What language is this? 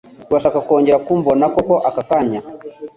Kinyarwanda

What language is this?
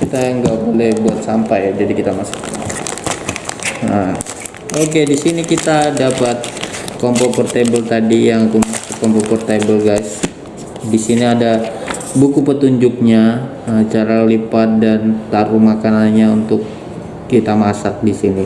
Indonesian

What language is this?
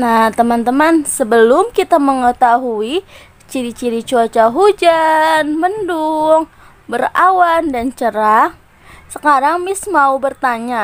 Indonesian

